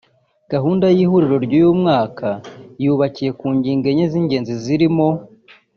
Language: Kinyarwanda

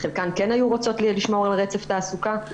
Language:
Hebrew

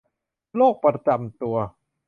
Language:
Thai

